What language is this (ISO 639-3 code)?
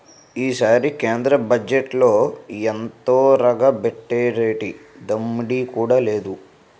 tel